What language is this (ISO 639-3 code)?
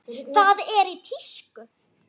isl